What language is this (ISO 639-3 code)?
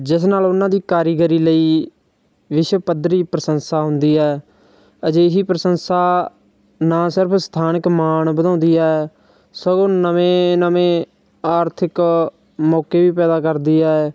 pan